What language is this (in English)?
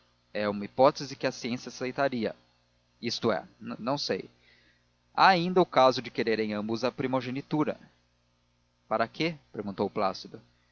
Portuguese